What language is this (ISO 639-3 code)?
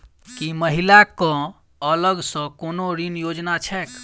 mai